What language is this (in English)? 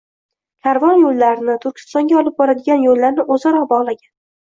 Uzbek